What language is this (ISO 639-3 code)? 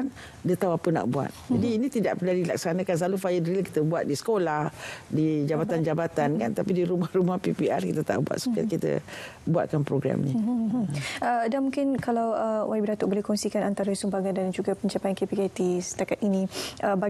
msa